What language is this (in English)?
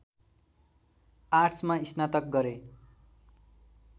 Nepali